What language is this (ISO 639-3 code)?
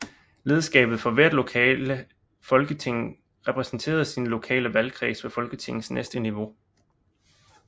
dan